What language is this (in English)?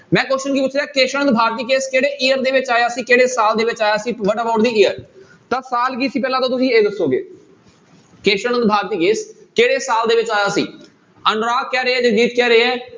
Punjabi